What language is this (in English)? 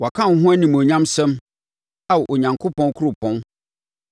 Akan